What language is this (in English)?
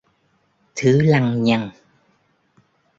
Vietnamese